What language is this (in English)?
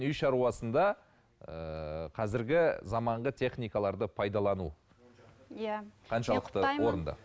Kazakh